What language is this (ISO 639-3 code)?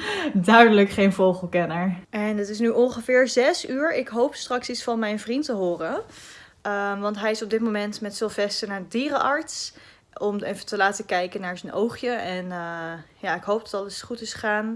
nld